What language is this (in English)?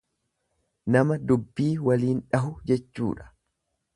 Oromo